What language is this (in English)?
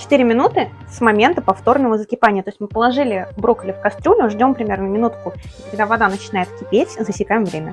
Russian